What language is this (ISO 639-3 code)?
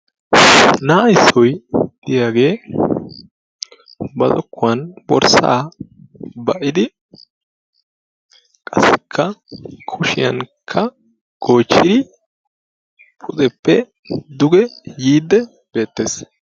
wal